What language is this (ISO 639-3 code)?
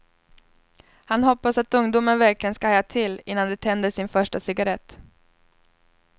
swe